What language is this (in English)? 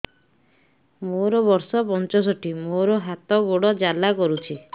Odia